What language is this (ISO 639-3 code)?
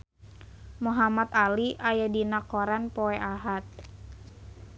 sun